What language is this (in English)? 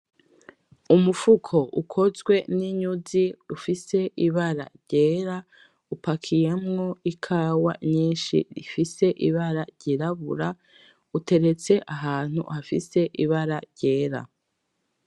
Rundi